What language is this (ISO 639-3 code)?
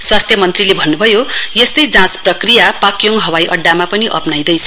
nep